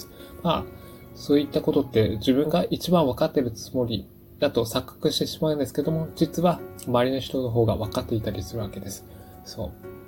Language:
Japanese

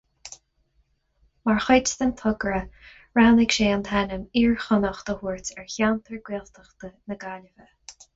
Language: Irish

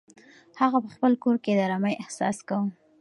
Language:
Pashto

